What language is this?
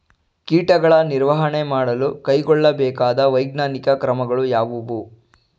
Kannada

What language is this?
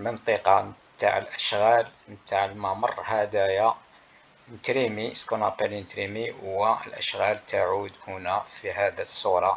Arabic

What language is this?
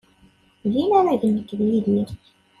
Kabyle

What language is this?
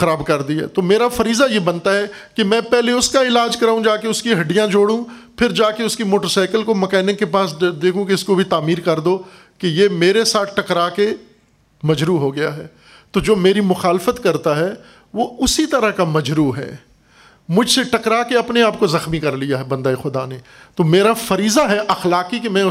Urdu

